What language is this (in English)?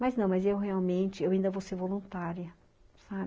Portuguese